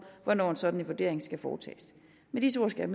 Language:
Danish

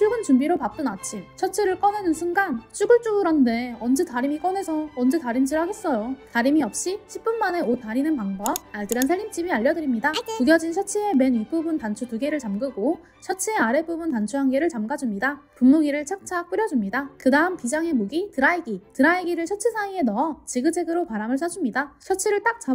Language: Korean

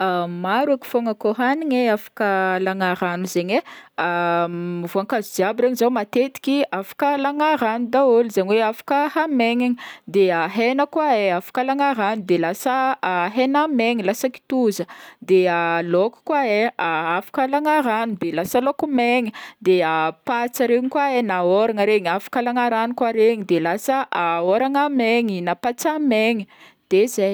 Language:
Northern Betsimisaraka Malagasy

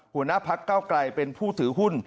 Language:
Thai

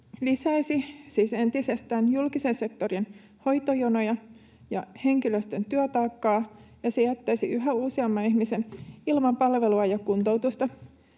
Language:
Finnish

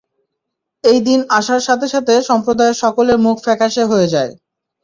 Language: Bangla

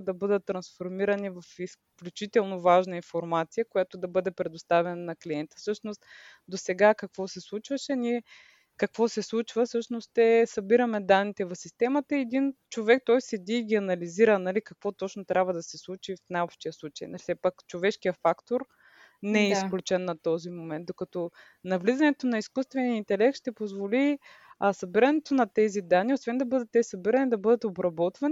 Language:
Bulgarian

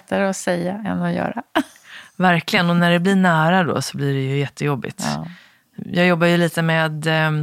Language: Swedish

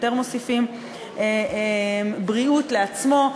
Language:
Hebrew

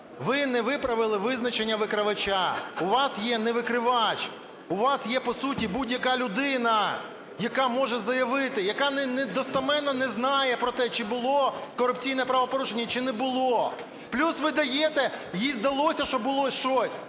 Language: Ukrainian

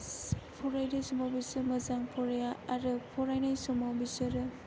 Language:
Bodo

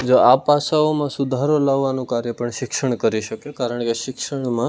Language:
Gujarati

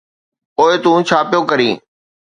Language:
Sindhi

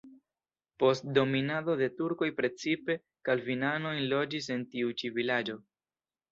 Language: Esperanto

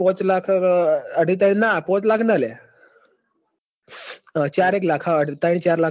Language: Gujarati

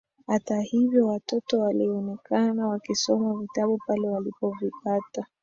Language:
Swahili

